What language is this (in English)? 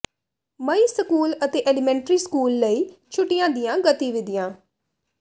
Punjabi